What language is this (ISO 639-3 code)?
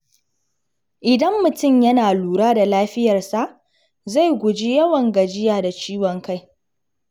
hau